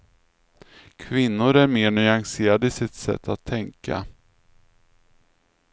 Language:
Swedish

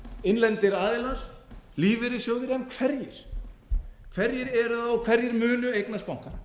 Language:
Icelandic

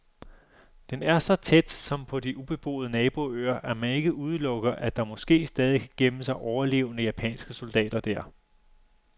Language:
Danish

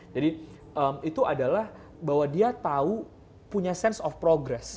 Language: Indonesian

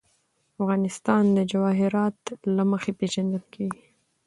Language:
Pashto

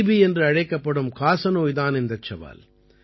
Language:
Tamil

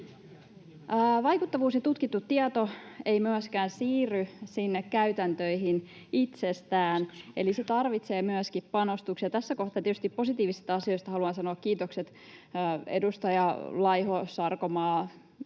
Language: Finnish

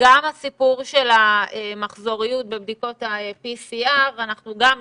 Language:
Hebrew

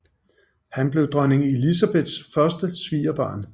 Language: Danish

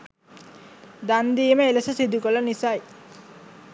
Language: Sinhala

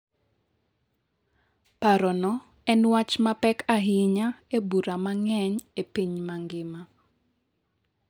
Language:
Luo (Kenya and Tanzania)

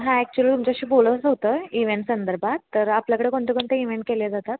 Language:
Marathi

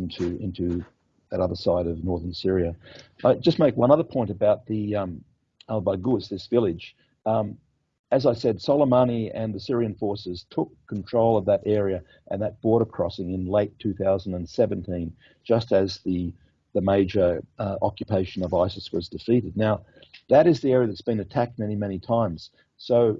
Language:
English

